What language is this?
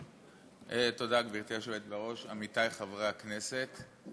Hebrew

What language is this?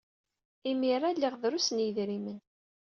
Kabyle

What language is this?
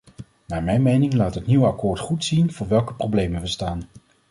Dutch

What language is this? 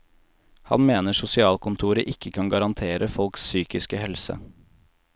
Norwegian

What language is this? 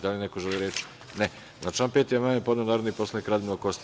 Serbian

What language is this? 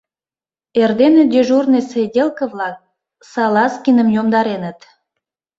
Mari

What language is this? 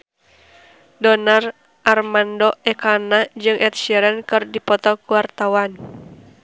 Sundanese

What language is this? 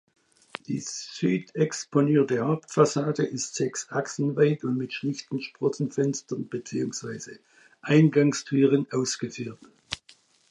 German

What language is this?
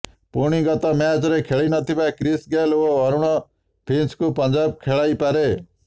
Odia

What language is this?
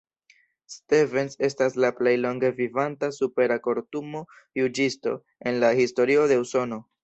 Esperanto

